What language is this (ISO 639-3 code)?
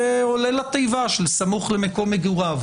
heb